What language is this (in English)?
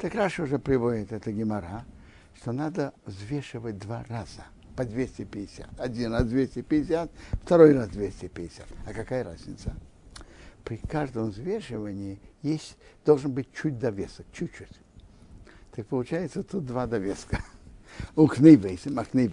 Russian